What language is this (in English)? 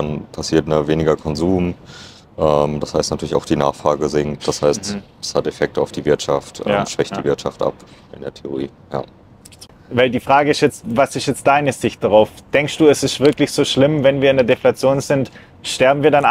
German